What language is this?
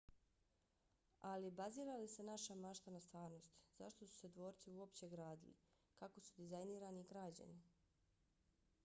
Bosnian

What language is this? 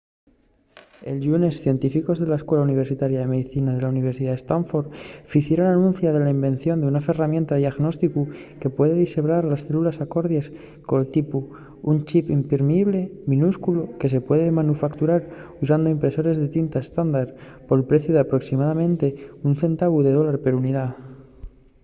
Asturian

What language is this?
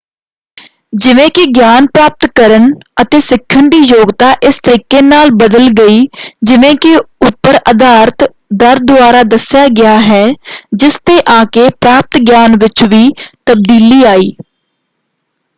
Punjabi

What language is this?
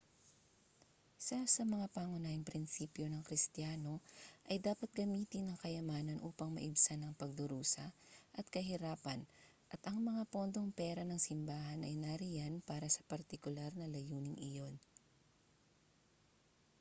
Filipino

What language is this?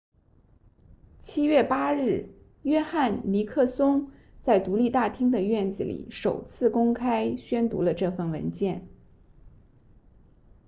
Chinese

